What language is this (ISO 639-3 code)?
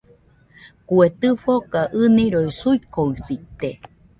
hux